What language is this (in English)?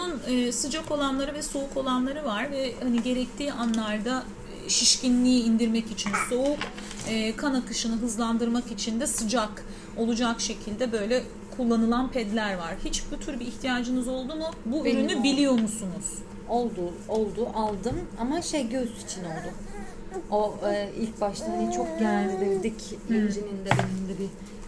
Turkish